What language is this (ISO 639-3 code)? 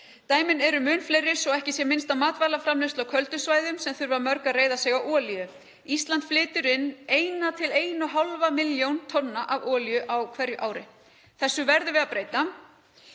isl